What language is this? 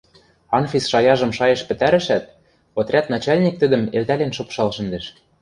Western Mari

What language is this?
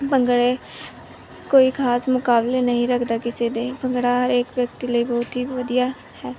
Punjabi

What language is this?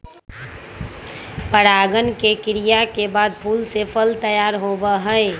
Magahi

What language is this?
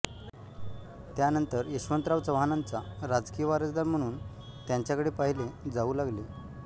Marathi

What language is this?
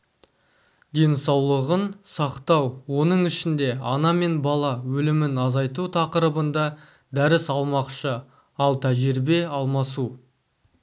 Kazakh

